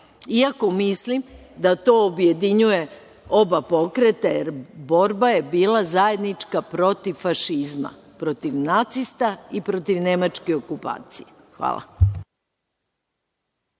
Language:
Serbian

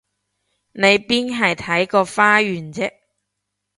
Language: Cantonese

